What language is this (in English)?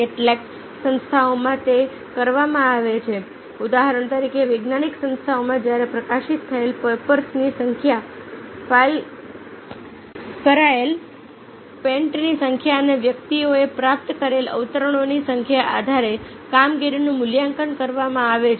Gujarati